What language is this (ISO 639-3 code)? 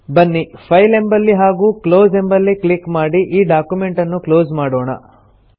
kan